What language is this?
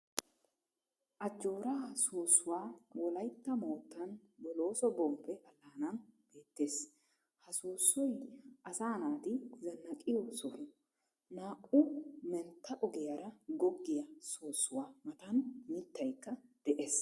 Wolaytta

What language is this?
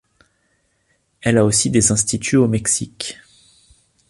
French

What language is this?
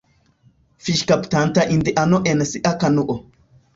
Esperanto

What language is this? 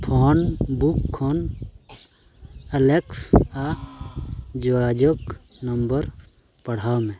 Santali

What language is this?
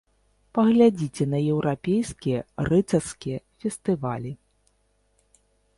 Belarusian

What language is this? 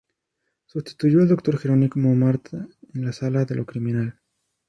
Spanish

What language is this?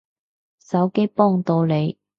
Cantonese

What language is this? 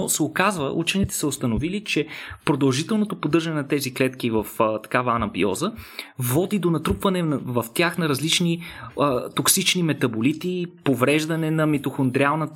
Bulgarian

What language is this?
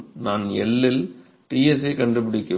Tamil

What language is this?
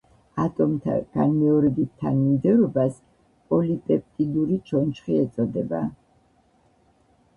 Georgian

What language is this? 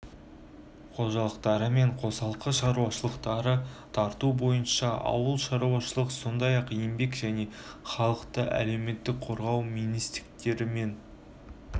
Kazakh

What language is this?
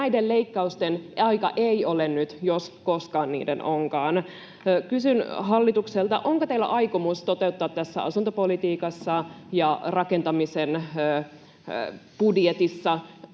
Finnish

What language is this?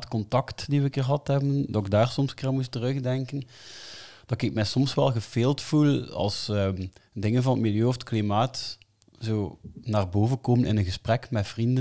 Dutch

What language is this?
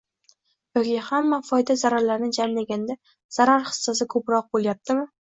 Uzbek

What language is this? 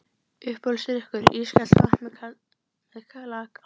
Icelandic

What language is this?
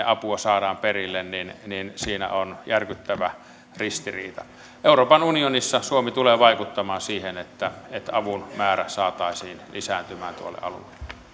Finnish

